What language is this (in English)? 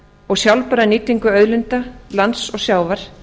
Icelandic